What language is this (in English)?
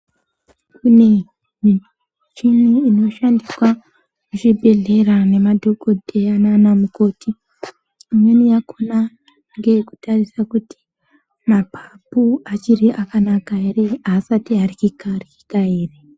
Ndau